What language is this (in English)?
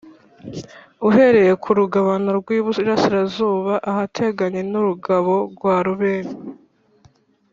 Kinyarwanda